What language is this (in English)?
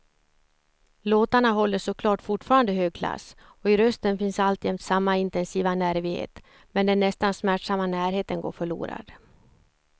Swedish